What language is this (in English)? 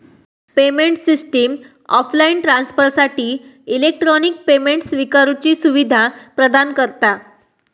Marathi